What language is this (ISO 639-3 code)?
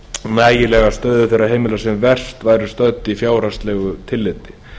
isl